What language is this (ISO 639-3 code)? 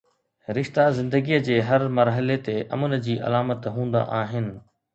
snd